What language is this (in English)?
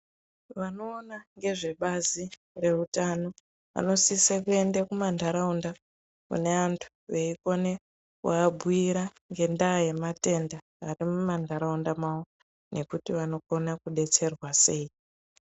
Ndau